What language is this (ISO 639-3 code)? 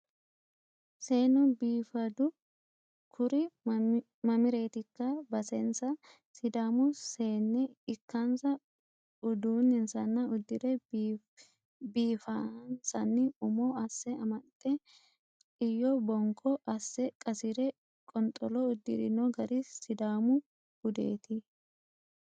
sid